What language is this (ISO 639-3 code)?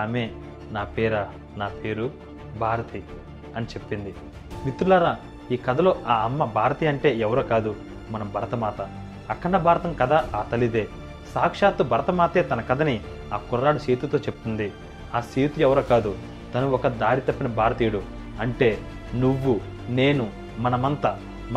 tel